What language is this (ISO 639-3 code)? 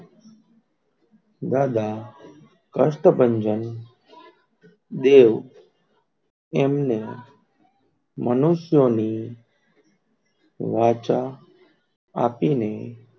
guj